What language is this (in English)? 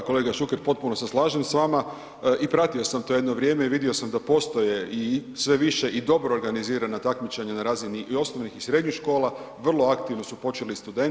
Croatian